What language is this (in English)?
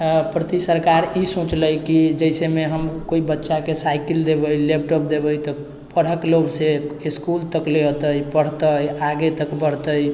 Maithili